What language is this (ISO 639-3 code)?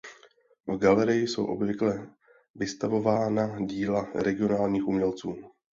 ces